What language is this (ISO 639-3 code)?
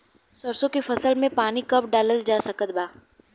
bho